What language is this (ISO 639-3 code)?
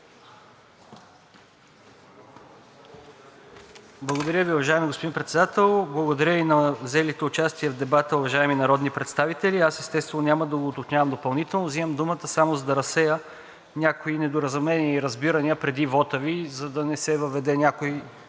bul